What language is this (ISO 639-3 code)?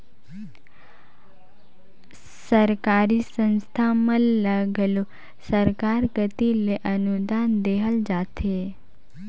hne